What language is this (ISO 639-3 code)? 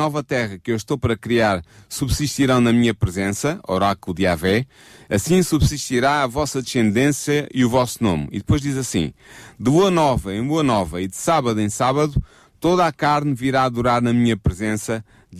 por